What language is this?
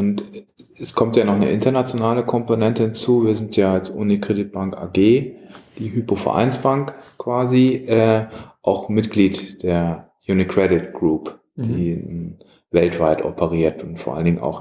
German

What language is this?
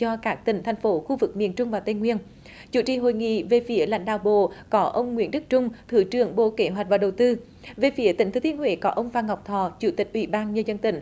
Vietnamese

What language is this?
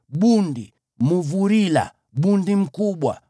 Swahili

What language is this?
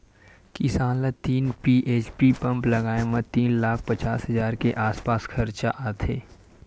Chhattisgarhi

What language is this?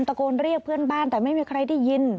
Thai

